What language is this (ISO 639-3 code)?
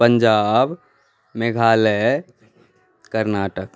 mai